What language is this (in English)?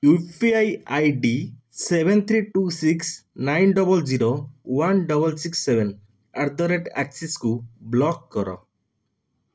Odia